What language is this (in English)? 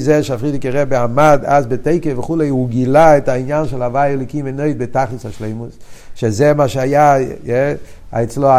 Hebrew